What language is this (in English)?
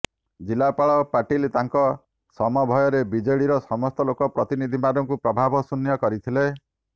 Odia